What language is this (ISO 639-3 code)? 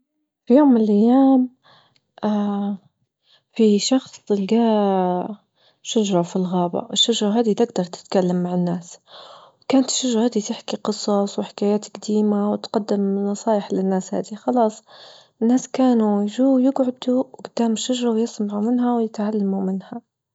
ayl